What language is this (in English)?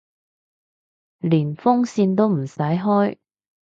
Cantonese